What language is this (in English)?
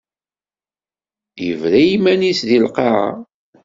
Kabyle